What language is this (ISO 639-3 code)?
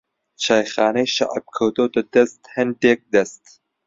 ckb